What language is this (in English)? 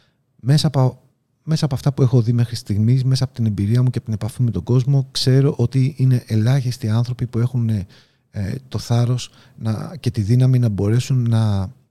Greek